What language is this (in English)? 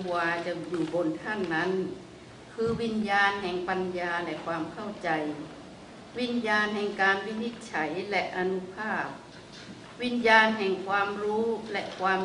Thai